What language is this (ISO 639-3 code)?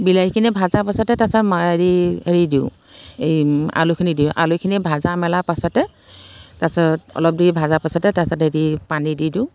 asm